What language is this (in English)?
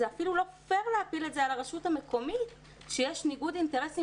Hebrew